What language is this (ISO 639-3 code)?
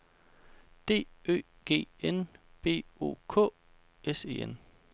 dan